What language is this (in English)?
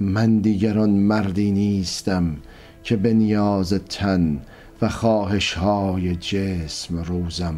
Persian